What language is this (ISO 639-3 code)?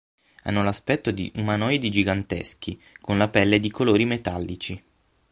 ita